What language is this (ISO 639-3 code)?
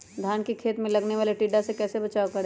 mag